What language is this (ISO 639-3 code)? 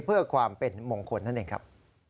tha